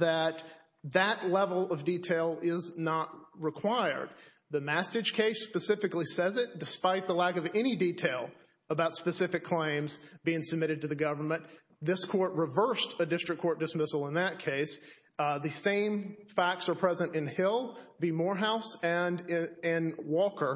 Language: English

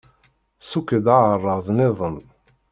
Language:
Kabyle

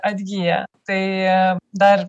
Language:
Lithuanian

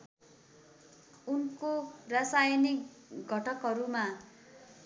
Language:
Nepali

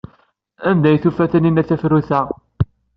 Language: Kabyle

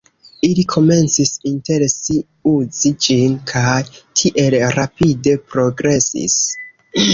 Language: Esperanto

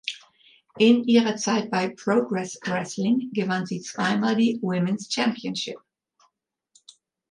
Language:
German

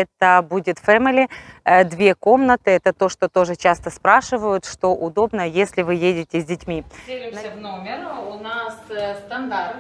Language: Russian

